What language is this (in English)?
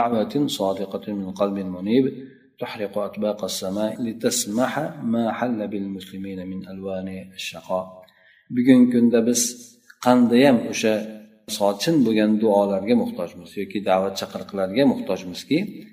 Bulgarian